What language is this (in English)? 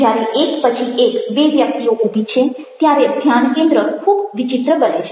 Gujarati